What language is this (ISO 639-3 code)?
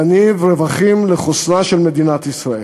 heb